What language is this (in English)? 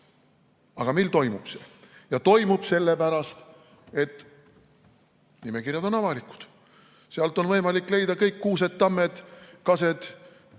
Estonian